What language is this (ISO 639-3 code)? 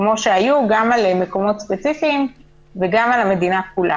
heb